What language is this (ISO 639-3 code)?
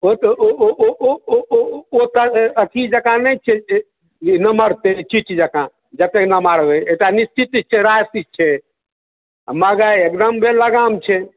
mai